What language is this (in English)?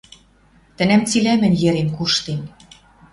Western Mari